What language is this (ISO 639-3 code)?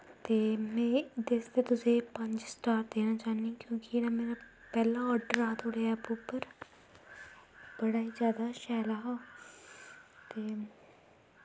doi